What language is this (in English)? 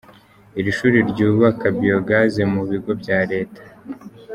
Kinyarwanda